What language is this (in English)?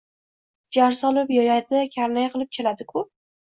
Uzbek